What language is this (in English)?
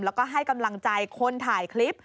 Thai